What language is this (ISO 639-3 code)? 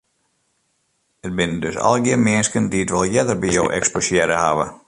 fry